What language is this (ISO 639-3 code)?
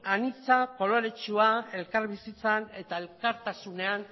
eus